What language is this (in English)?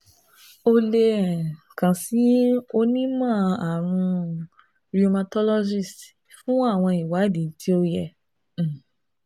Yoruba